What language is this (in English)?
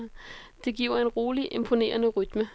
Danish